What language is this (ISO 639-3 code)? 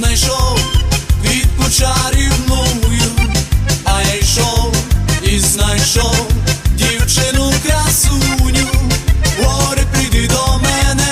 ukr